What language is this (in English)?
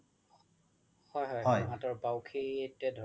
Assamese